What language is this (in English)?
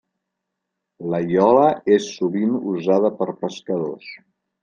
Catalan